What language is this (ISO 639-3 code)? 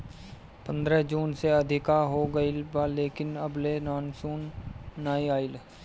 bho